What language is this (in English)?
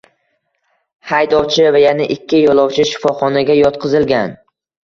Uzbek